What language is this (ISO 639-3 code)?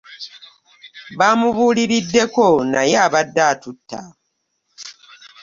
lug